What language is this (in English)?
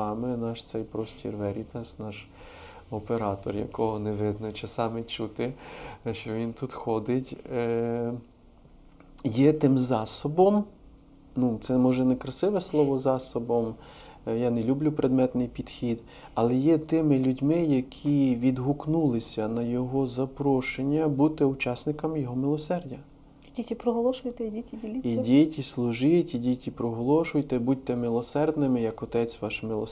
Ukrainian